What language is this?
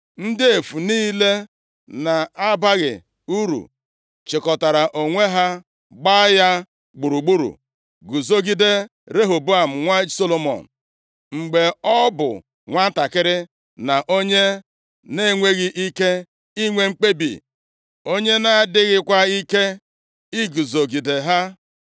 Igbo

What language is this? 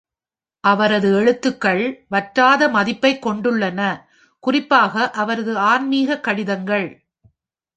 Tamil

